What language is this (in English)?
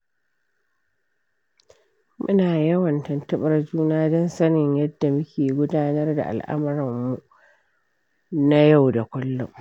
Hausa